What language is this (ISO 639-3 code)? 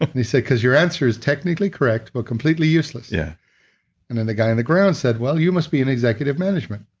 eng